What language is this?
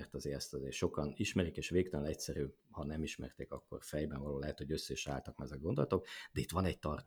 Hungarian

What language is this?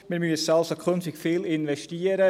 Swiss German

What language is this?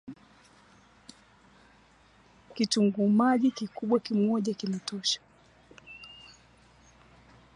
Swahili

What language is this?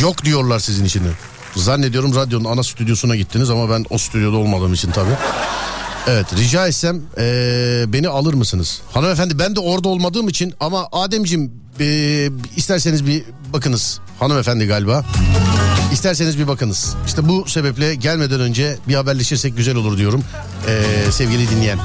Turkish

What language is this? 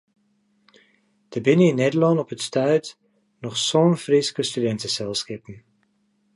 Western Frisian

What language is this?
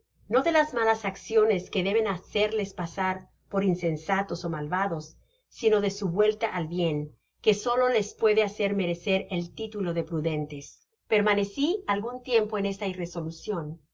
Spanish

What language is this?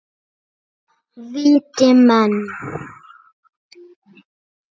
Icelandic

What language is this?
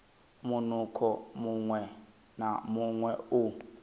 Venda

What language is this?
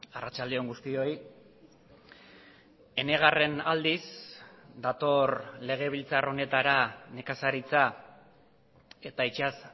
Basque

